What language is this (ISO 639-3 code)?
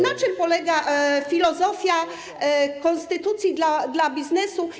pol